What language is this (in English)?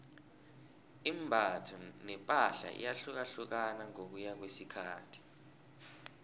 South Ndebele